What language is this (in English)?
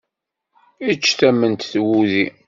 Kabyle